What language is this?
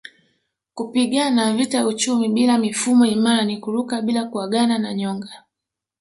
Swahili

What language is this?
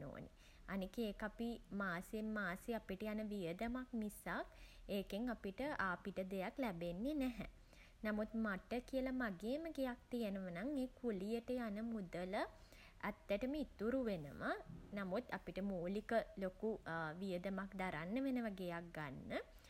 Sinhala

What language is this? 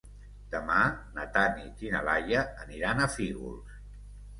Catalan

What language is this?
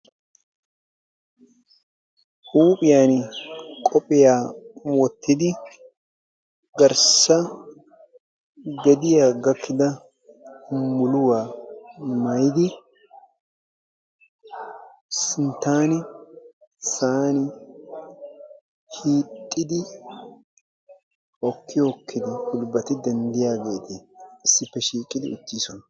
Wolaytta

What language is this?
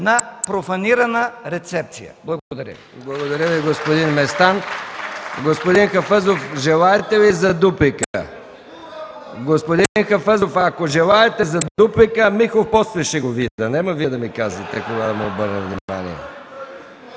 Bulgarian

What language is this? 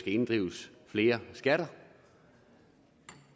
Danish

